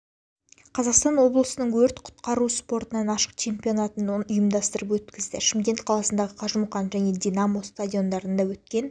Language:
Kazakh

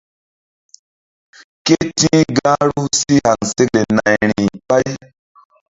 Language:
Mbum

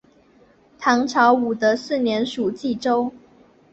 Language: Chinese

